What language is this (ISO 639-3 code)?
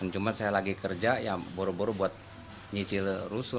ind